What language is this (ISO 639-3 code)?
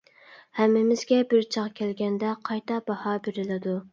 uig